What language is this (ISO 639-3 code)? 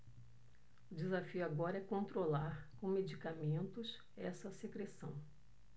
por